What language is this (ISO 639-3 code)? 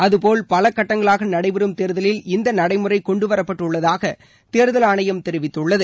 tam